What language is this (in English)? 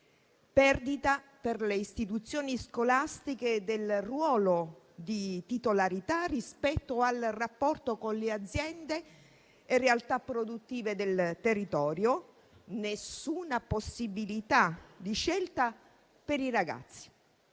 Italian